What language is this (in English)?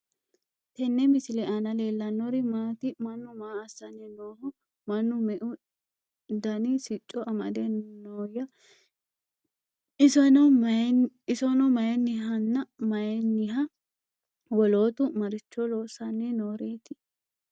Sidamo